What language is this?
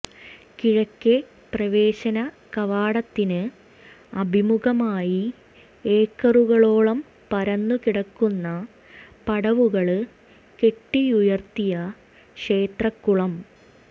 Malayalam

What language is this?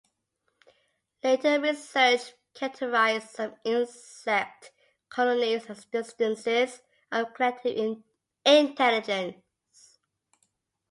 English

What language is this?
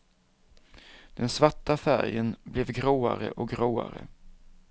Swedish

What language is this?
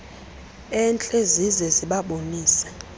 Xhosa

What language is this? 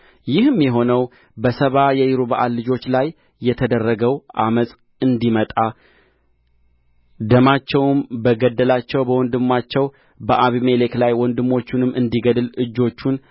Amharic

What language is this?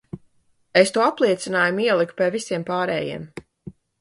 Latvian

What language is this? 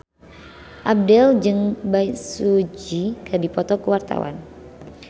Sundanese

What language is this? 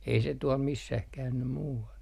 Finnish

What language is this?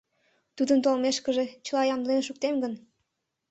Mari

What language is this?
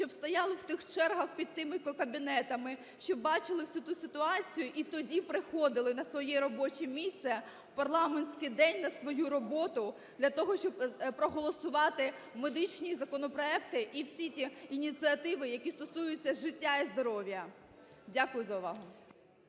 Ukrainian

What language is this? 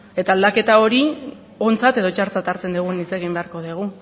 Basque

